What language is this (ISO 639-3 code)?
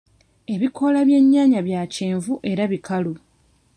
lug